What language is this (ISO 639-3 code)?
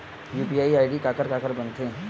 hne